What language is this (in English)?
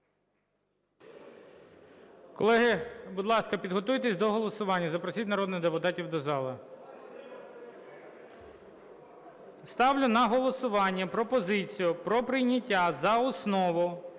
Ukrainian